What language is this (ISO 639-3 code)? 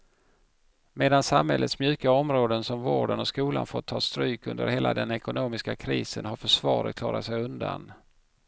swe